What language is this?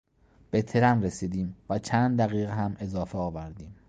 Persian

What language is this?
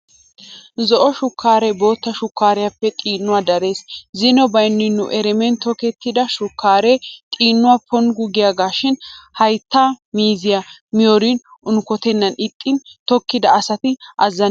Wolaytta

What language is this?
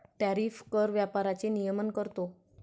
Marathi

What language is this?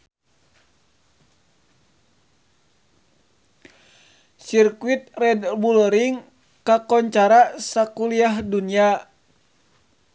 Sundanese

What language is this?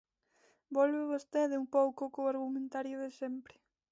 Galician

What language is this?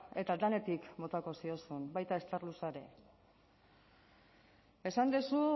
Basque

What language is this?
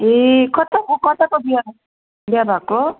Nepali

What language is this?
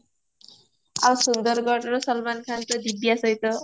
Odia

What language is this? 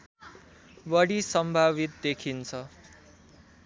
Nepali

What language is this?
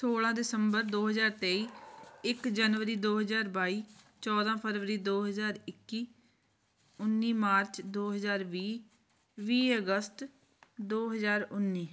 Punjabi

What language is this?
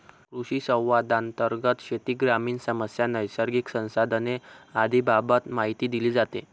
Marathi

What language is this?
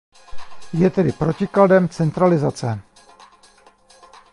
Czech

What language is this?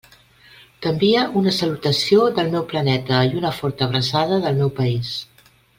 Catalan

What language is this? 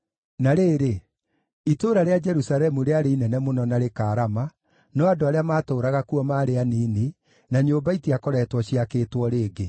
Kikuyu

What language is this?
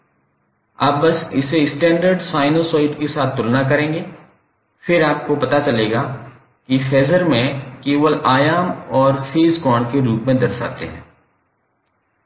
Hindi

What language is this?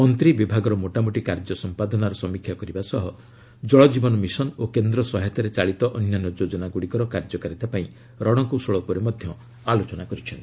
Odia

